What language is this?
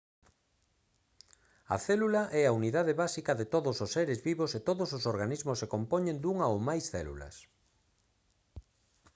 Galician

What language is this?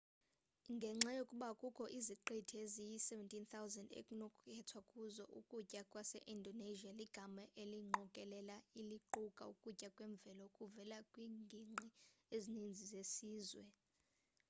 Xhosa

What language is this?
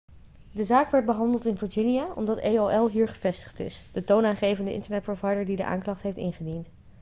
Dutch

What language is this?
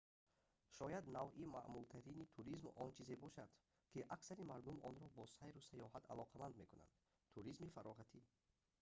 Tajik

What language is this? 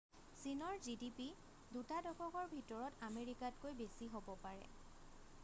Assamese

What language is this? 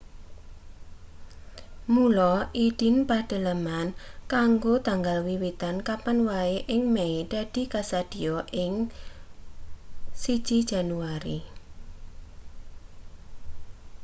Javanese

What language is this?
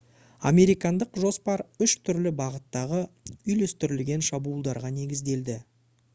Kazakh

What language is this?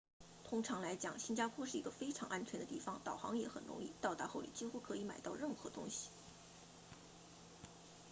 Chinese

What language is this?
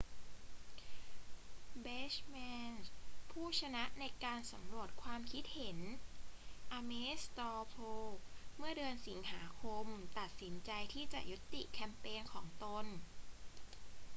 Thai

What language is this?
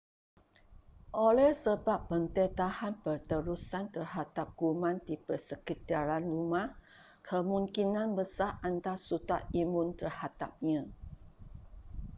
Malay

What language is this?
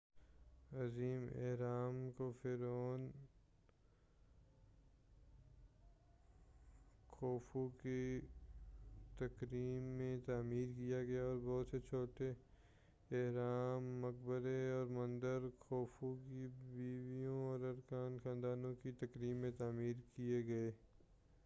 Urdu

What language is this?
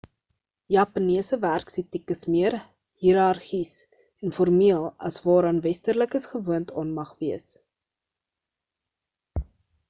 Afrikaans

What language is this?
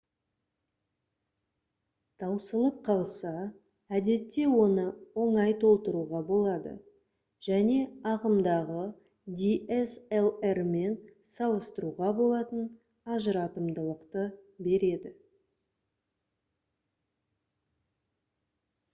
Kazakh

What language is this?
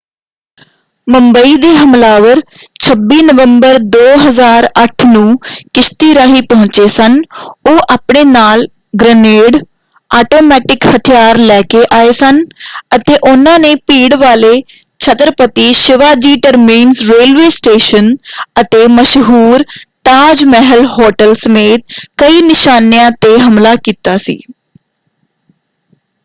Punjabi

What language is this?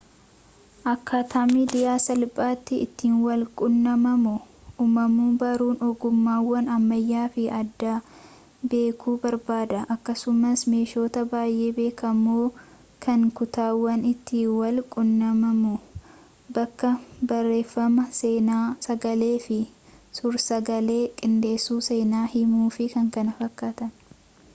Oromo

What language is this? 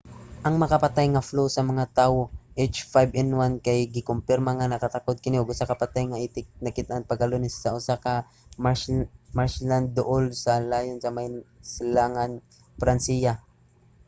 Cebuano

